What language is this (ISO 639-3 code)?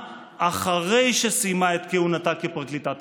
heb